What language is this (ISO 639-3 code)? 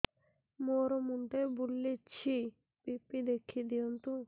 ori